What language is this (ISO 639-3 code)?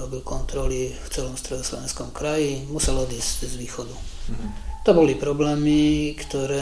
slk